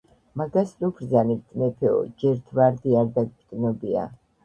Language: Georgian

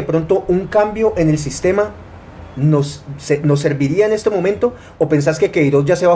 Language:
Spanish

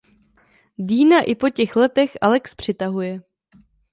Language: Czech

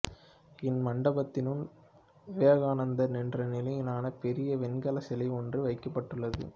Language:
Tamil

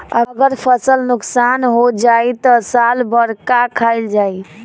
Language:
Bhojpuri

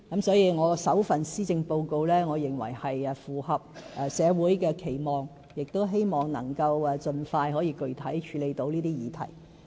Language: Cantonese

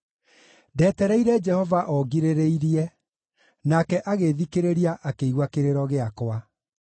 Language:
Kikuyu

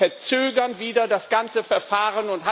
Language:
German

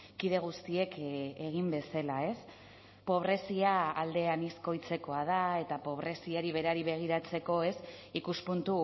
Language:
Basque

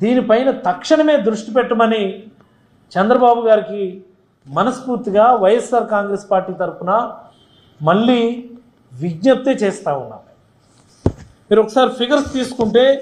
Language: Telugu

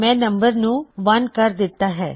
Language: Punjabi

